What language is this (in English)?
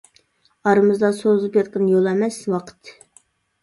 Uyghur